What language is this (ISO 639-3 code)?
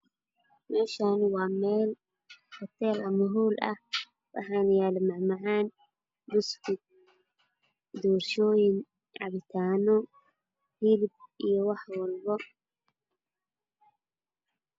som